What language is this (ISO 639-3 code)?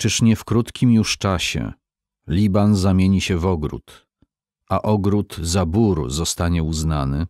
pol